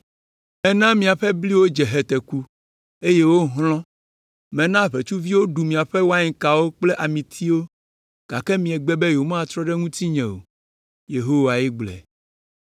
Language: Ewe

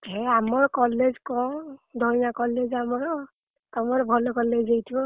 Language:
Odia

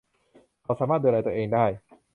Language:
Thai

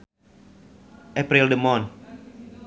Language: Sundanese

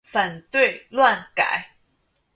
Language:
Chinese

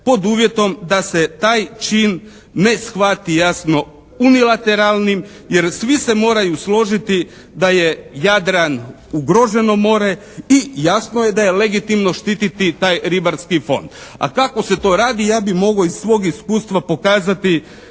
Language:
Croatian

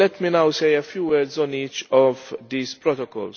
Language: English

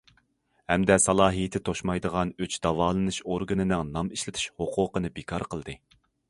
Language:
Uyghur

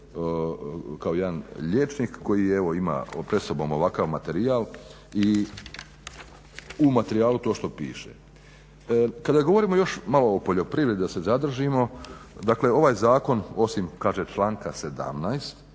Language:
Croatian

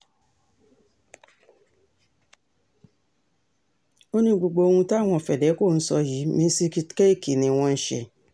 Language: Yoruba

